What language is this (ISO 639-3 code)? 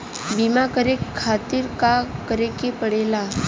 bho